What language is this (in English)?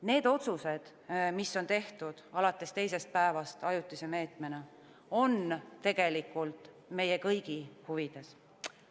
Estonian